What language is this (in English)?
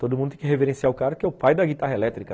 Portuguese